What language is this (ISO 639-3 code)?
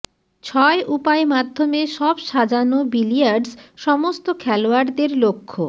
ben